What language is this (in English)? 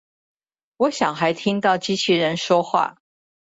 Chinese